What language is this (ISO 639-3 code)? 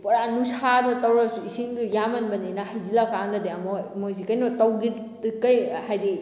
mni